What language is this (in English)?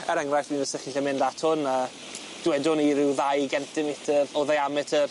Welsh